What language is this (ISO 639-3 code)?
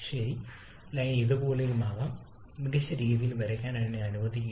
mal